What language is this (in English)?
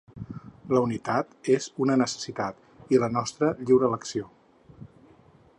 Catalan